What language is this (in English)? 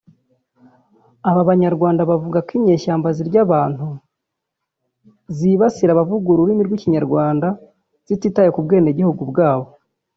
Kinyarwanda